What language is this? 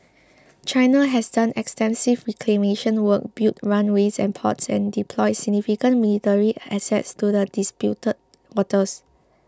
English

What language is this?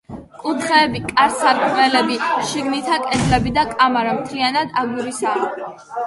Georgian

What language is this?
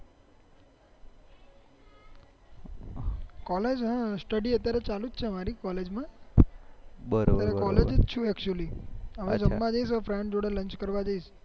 Gujarati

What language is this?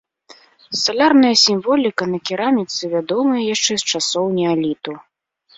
Belarusian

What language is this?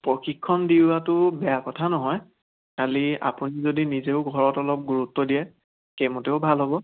Assamese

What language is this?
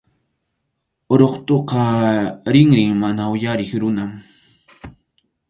Arequipa-La Unión Quechua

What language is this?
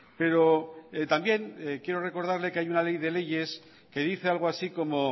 Spanish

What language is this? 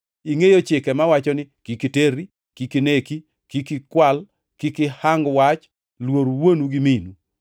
Luo (Kenya and Tanzania)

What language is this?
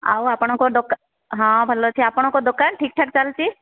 Odia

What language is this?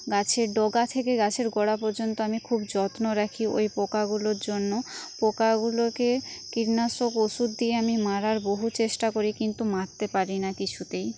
Bangla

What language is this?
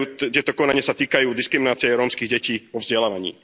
Slovak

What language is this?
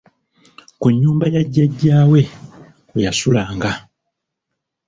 Ganda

